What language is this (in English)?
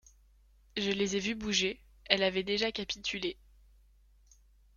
French